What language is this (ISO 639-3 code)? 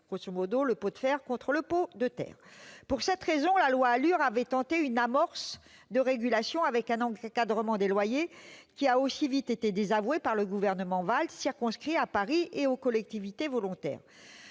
fra